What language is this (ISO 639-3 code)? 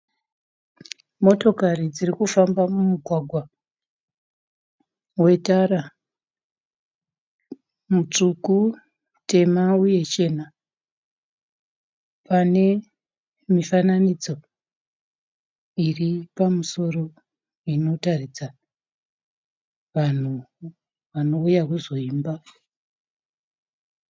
sna